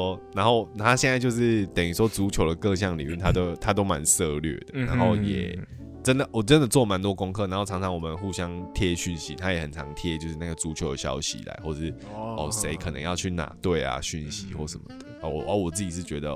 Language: Chinese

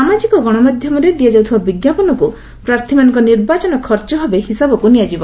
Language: Odia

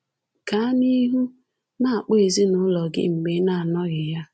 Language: Igbo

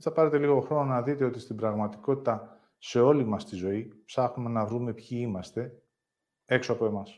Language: Greek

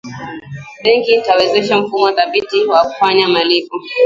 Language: Swahili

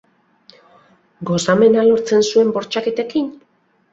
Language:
Basque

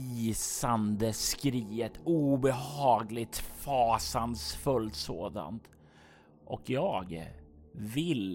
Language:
Swedish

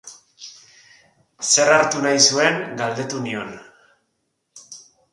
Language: Basque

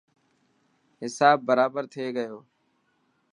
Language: Dhatki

